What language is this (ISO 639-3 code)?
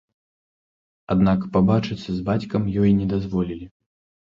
bel